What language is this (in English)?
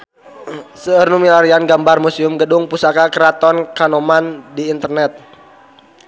Sundanese